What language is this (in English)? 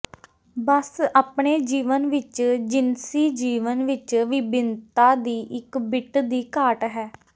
Punjabi